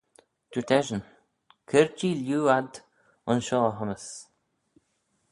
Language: Manx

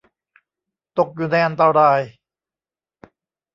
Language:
Thai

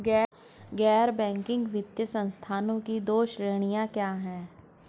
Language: Hindi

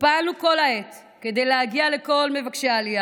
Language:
Hebrew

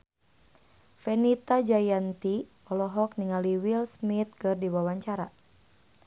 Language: Sundanese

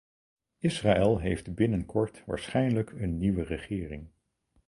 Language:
Dutch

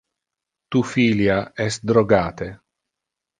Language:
Interlingua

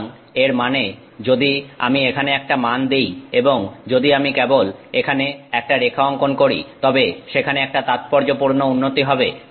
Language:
Bangla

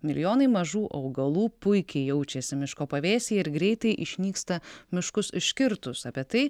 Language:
Lithuanian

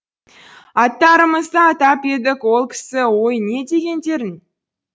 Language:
Kazakh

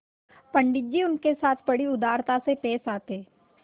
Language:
Hindi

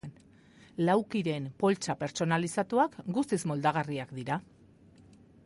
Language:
Basque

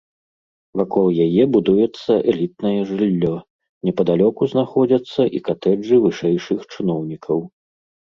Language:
Belarusian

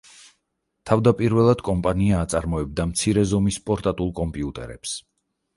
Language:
Georgian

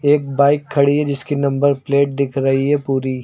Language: Hindi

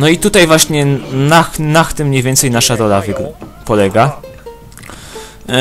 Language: Polish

